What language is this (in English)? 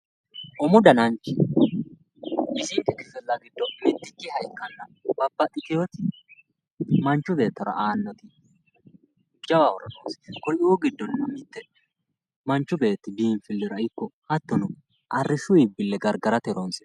Sidamo